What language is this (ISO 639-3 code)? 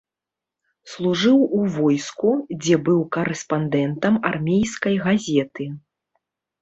bel